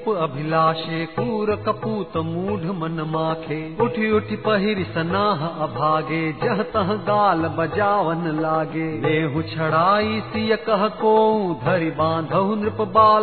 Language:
Hindi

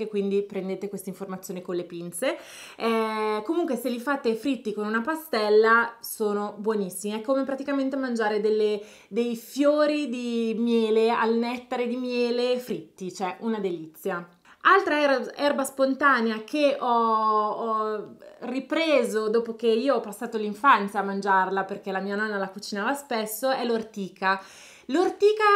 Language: Italian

